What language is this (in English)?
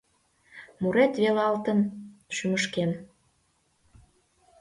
Mari